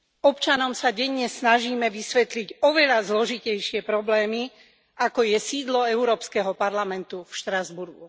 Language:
Slovak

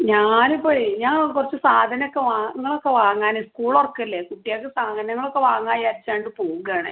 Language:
Malayalam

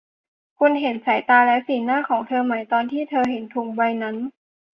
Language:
Thai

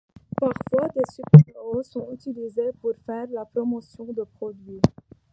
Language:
French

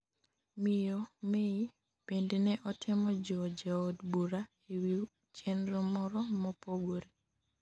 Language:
Luo (Kenya and Tanzania)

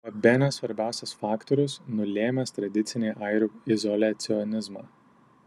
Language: Lithuanian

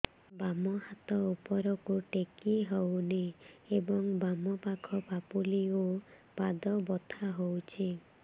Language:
Odia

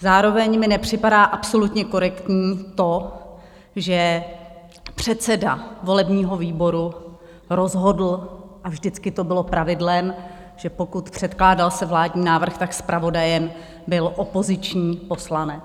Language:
Czech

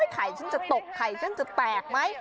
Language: Thai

